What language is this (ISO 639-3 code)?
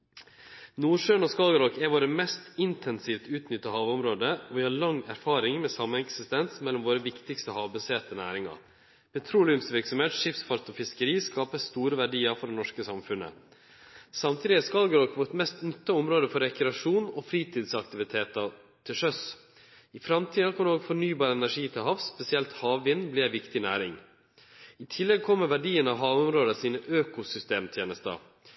nno